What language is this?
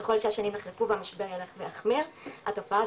Hebrew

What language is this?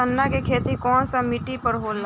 Bhojpuri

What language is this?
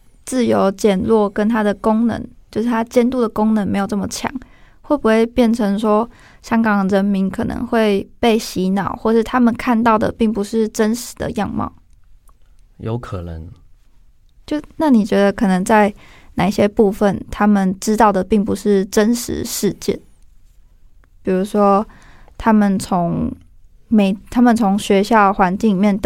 Chinese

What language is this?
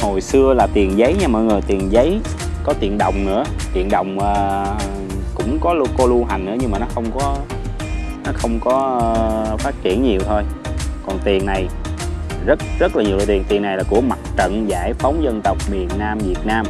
Vietnamese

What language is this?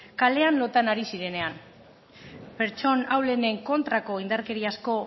Basque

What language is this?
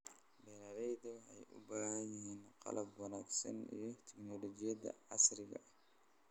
Somali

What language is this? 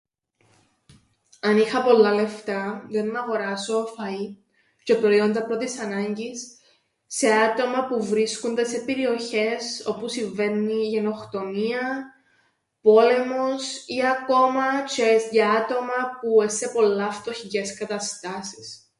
Greek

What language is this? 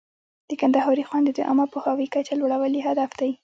Pashto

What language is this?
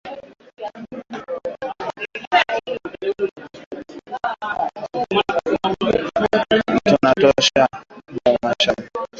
Swahili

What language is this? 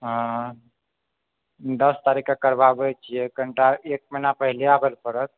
Maithili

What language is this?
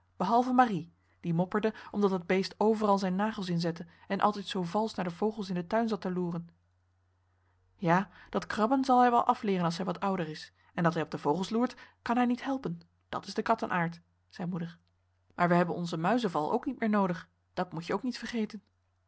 Dutch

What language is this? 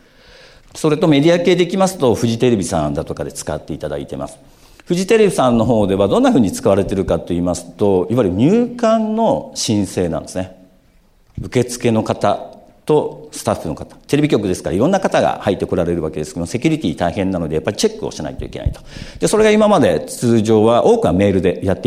Japanese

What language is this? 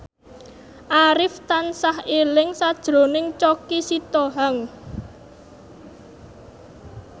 Javanese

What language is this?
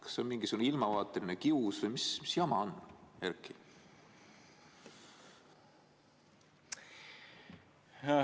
Estonian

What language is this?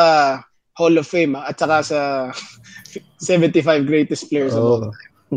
Filipino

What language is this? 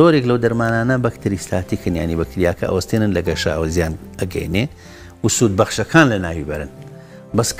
Arabic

